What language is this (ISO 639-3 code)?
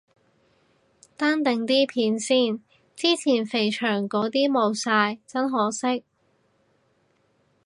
yue